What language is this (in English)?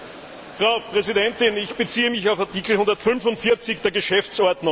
German